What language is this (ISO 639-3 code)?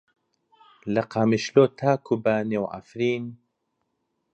ckb